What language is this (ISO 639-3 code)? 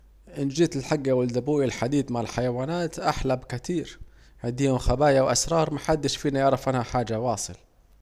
aec